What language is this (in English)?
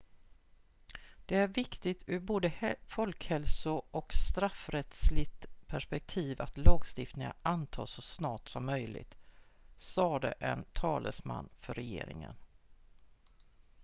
Swedish